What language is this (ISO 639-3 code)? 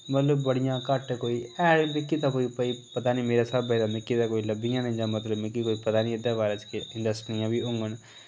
doi